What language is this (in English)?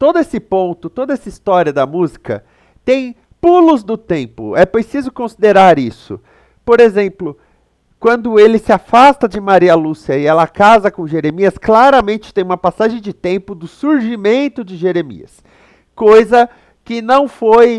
Portuguese